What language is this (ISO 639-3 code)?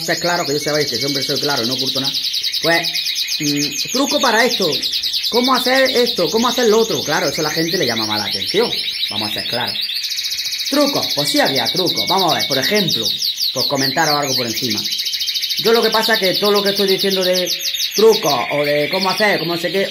spa